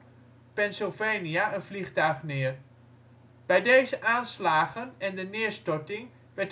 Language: Dutch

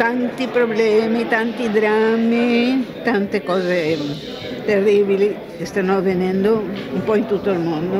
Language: Italian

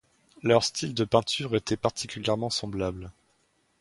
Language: French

